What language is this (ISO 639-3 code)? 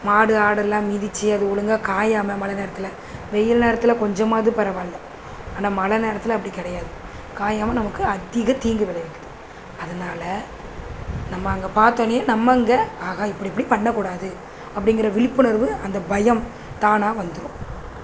tam